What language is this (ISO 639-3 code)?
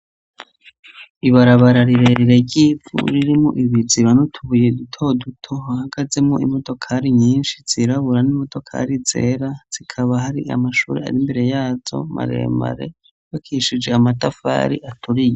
run